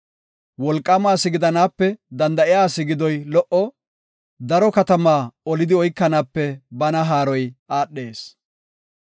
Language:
Gofa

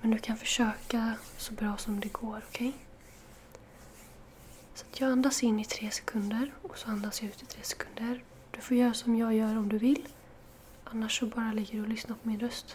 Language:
Swedish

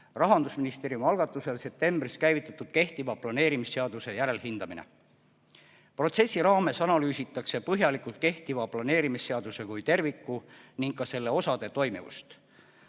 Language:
Estonian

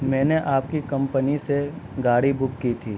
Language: Urdu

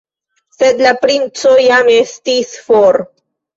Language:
Esperanto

